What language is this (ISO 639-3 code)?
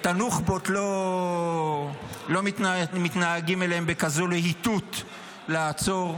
heb